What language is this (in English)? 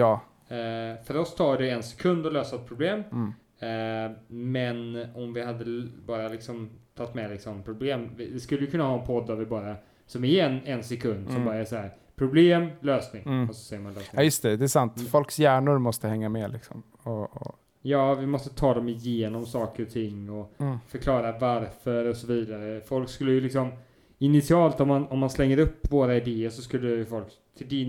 Swedish